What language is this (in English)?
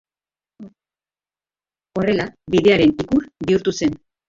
Basque